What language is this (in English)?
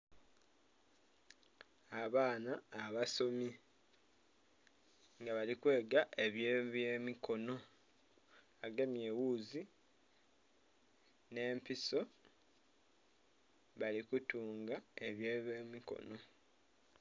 Soga